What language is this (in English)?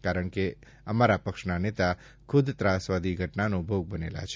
Gujarati